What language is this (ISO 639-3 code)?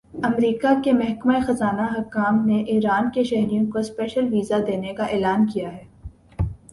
urd